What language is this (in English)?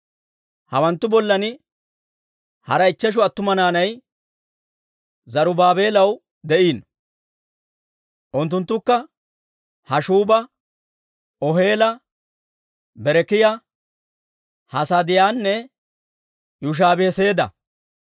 Dawro